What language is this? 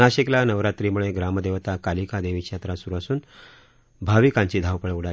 Marathi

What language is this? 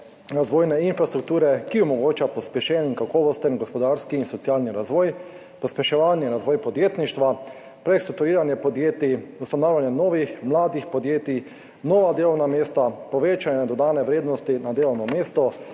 Slovenian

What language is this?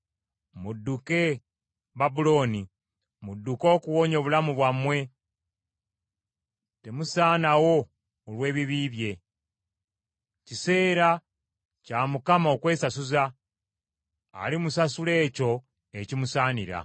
Ganda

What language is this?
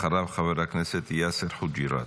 Hebrew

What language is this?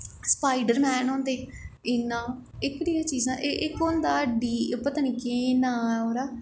Dogri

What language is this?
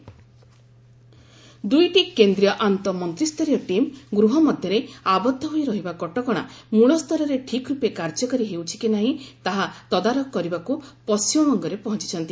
Odia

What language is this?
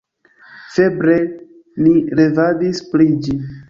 Esperanto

